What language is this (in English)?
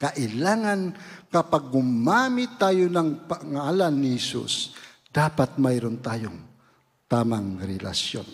Filipino